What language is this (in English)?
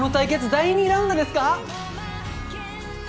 Japanese